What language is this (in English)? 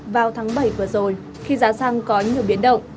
Vietnamese